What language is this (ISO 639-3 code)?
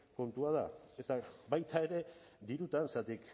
eus